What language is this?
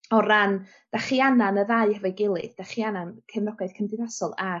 Welsh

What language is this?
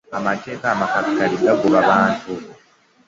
Ganda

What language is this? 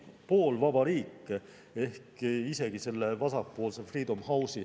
Estonian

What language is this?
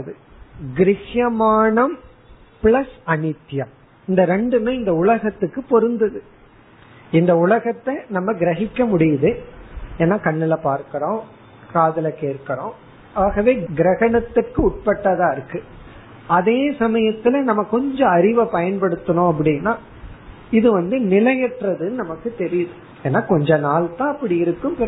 Tamil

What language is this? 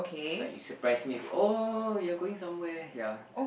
English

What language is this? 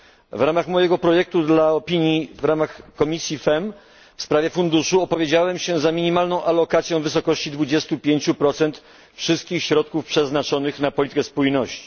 Polish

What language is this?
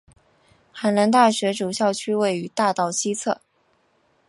Chinese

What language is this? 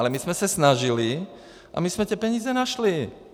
Czech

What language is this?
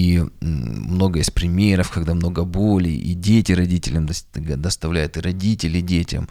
Russian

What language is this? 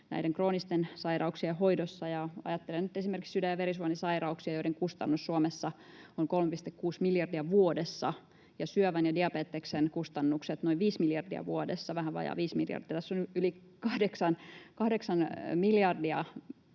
Finnish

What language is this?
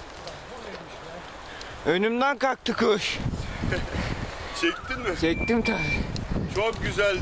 Turkish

